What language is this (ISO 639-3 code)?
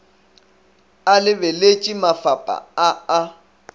nso